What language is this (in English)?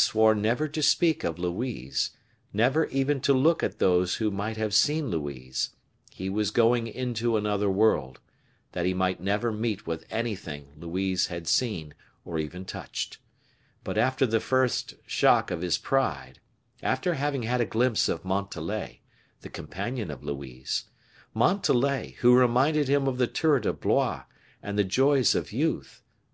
English